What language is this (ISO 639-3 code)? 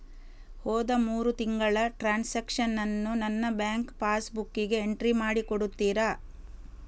kan